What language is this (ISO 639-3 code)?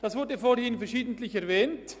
gsw